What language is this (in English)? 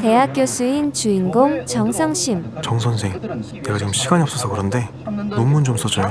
Korean